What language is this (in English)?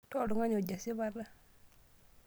Masai